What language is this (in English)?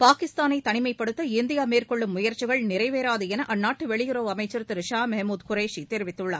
Tamil